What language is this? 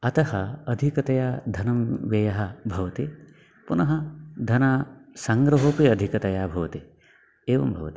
Sanskrit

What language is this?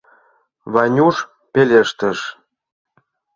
Mari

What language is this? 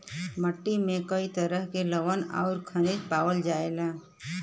Bhojpuri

